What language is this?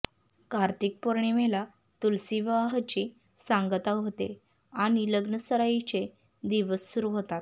Marathi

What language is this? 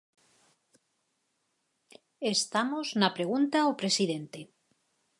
Galician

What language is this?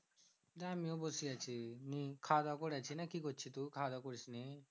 Bangla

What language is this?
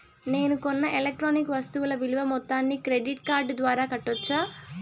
Telugu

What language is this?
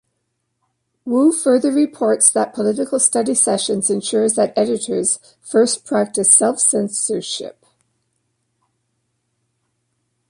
English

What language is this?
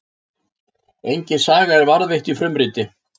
Icelandic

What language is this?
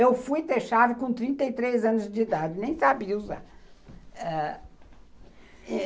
Portuguese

